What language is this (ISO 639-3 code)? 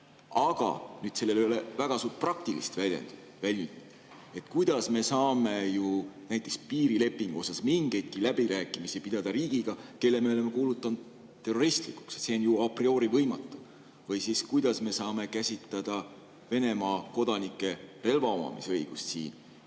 est